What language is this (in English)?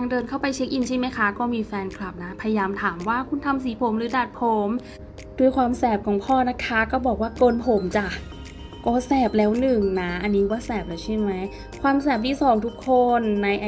Thai